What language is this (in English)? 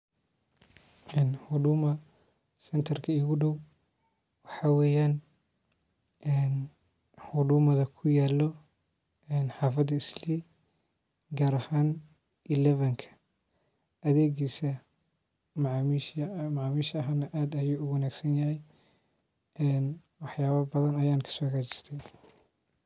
Somali